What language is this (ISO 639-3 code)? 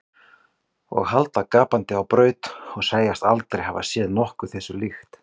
isl